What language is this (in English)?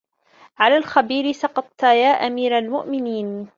Arabic